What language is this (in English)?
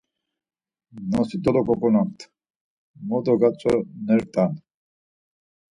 Laz